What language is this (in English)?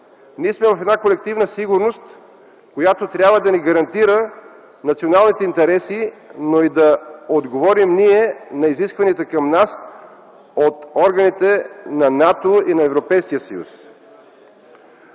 Bulgarian